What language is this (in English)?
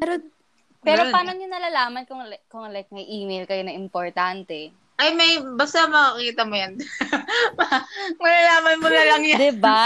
Filipino